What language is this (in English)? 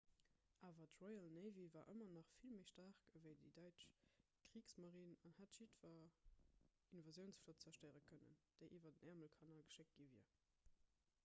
Luxembourgish